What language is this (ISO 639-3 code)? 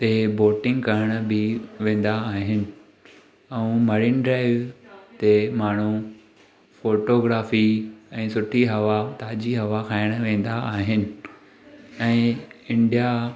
snd